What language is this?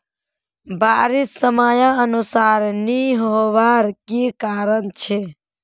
Magahi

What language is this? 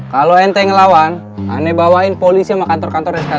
Indonesian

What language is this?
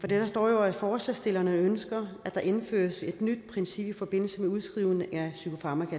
Danish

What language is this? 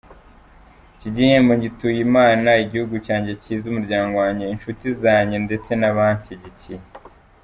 Kinyarwanda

